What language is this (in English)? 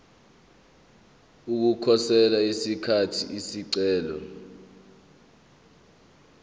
Zulu